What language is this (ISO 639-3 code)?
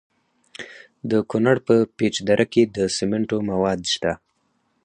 pus